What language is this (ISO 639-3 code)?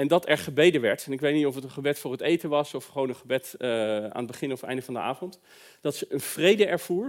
nld